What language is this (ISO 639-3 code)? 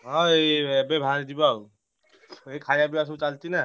ori